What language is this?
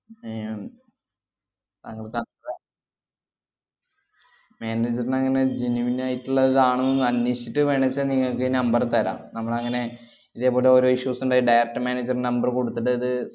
Malayalam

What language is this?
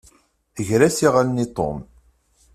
Kabyle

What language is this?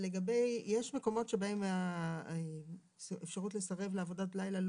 Hebrew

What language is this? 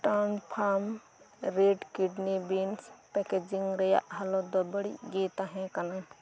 Santali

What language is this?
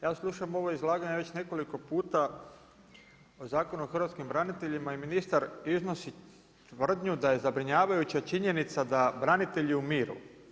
Croatian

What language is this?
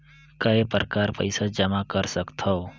Chhattisgarhi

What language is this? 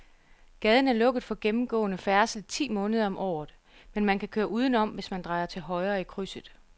Danish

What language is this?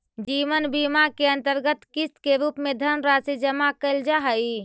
Magahi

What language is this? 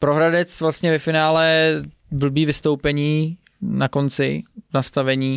Czech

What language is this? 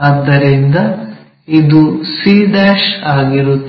Kannada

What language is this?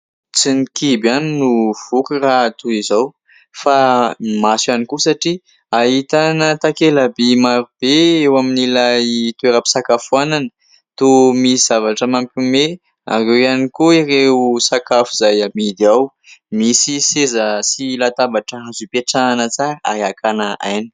Malagasy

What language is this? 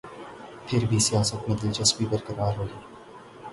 Urdu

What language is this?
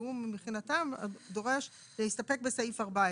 Hebrew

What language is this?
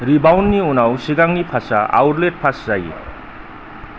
Bodo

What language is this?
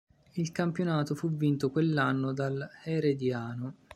Italian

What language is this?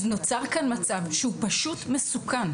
Hebrew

